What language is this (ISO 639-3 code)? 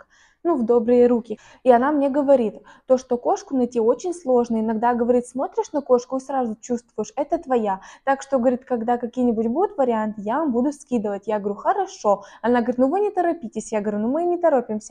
rus